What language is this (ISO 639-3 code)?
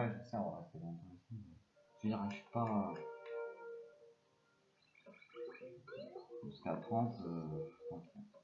fra